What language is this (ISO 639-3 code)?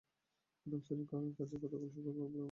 ben